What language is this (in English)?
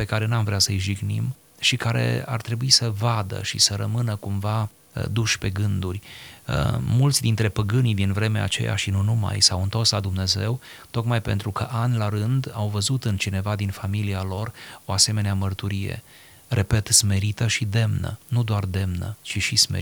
Romanian